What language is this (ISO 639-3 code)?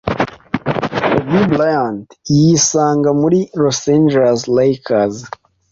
kin